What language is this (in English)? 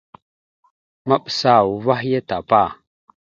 Mada (Cameroon)